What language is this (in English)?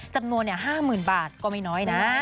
Thai